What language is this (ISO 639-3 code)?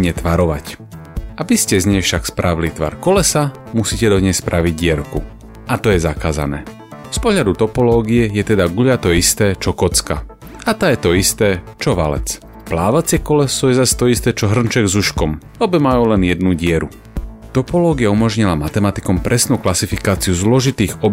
slk